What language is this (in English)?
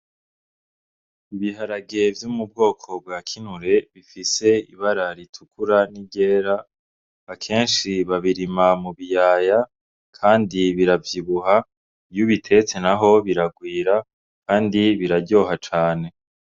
Rundi